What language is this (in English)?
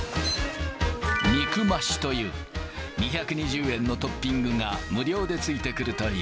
Japanese